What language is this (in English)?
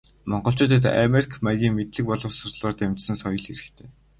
Mongolian